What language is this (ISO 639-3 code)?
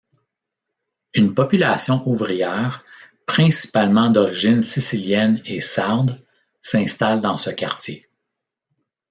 fra